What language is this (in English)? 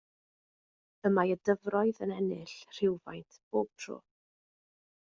Welsh